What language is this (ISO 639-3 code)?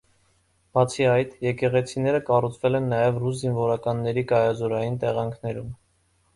hye